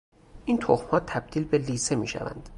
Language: Persian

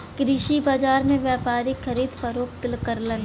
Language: Bhojpuri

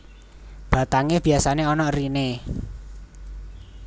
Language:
Javanese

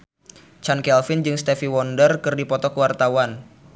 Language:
Sundanese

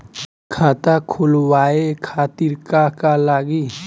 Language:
Bhojpuri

